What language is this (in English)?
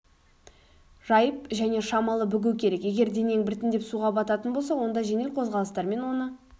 Kazakh